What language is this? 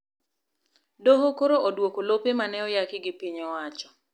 Luo (Kenya and Tanzania)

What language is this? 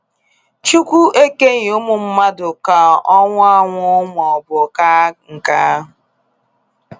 Igbo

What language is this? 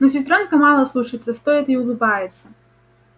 Russian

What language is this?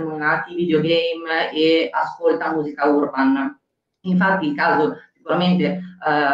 Italian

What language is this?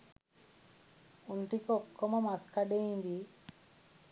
Sinhala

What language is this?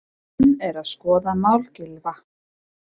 Icelandic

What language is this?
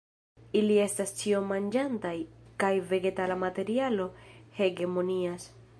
Esperanto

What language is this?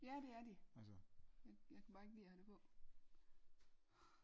Danish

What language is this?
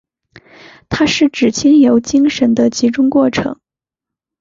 Chinese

